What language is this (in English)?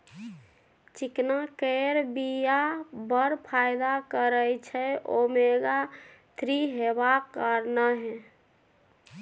Maithili